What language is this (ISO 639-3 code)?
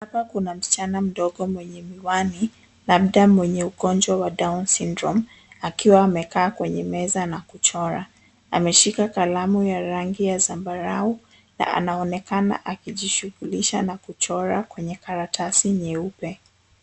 swa